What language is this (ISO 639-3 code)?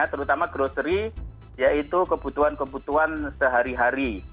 ind